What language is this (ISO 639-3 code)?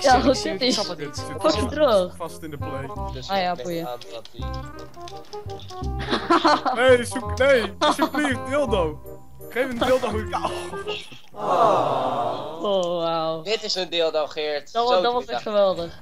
nld